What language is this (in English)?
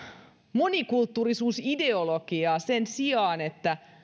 Finnish